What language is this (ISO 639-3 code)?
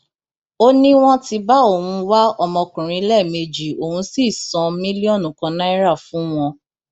yor